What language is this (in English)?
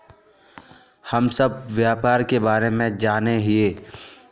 Magahi